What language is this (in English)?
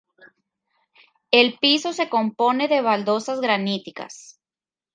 Spanish